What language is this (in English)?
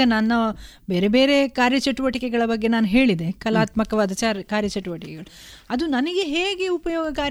Kannada